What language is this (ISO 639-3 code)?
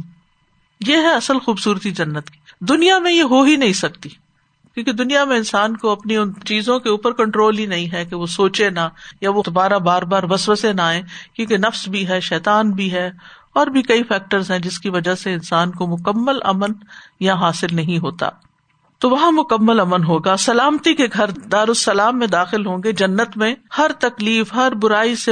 urd